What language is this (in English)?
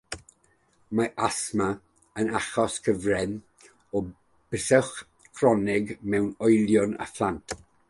Welsh